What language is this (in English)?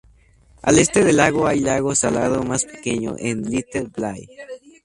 Spanish